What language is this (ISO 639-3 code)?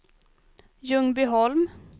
swe